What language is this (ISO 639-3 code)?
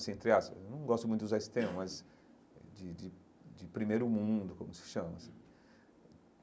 por